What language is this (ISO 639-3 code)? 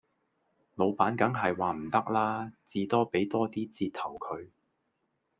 yue